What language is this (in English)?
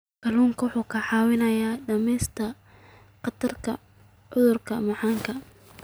Somali